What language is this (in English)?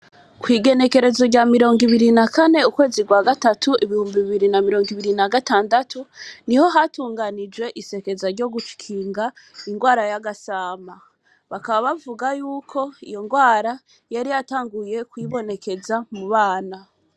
Rundi